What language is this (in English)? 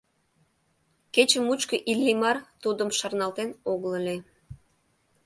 Mari